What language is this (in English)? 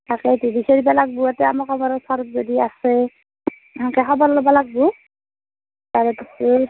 Assamese